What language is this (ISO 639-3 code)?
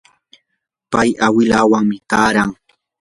qur